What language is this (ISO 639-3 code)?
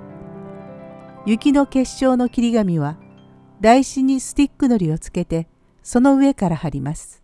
jpn